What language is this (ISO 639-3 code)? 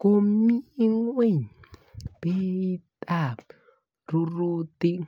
kln